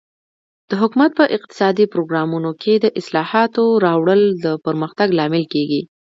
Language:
Pashto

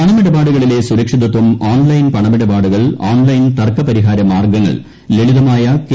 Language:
Malayalam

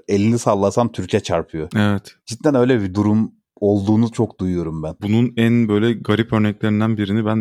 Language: Turkish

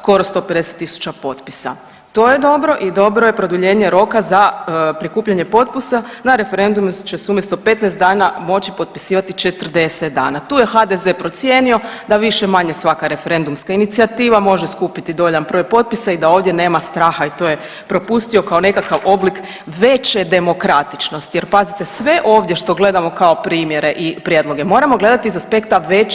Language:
Croatian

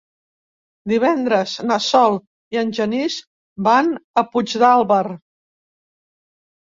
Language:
Catalan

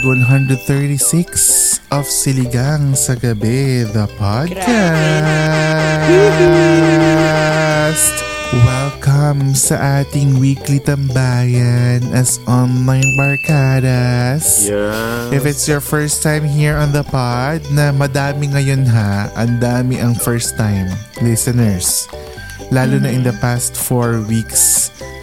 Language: Filipino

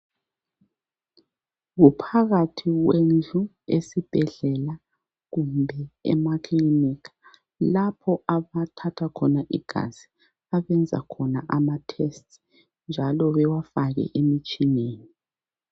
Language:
North Ndebele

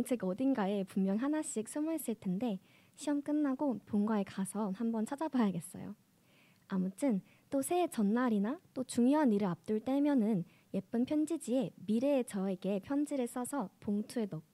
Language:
Korean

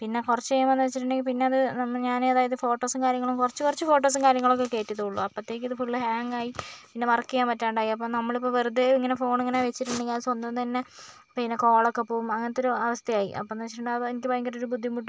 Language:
Malayalam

